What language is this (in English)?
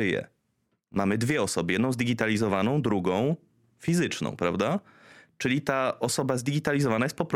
Polish